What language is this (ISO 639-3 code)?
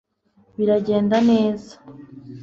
kin